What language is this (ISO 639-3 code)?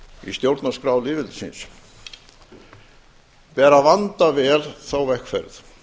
isl